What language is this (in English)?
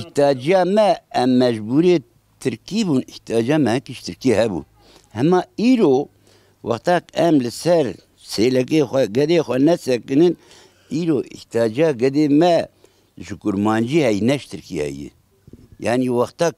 Arabic